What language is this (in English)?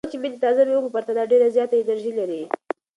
Pashto